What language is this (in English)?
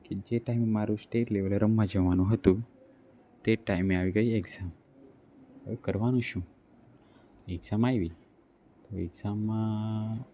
Gujarati